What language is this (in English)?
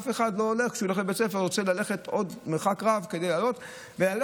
Hebrew